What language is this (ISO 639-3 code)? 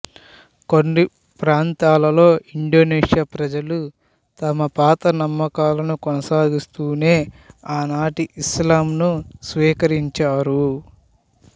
tel